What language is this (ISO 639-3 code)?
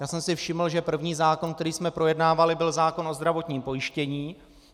ces